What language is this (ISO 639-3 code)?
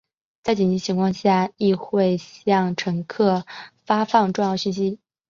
zho